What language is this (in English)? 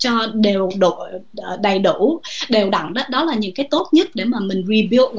Vietnamese